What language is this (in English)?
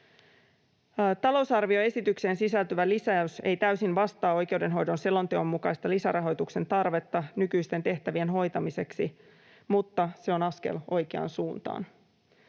Finnish